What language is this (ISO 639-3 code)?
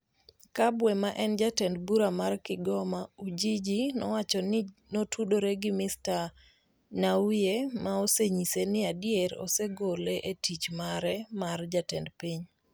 luo